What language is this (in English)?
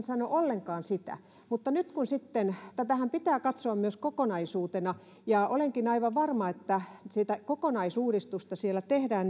Finnish